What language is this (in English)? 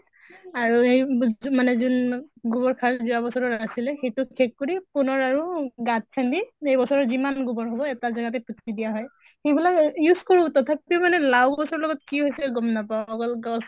Assamese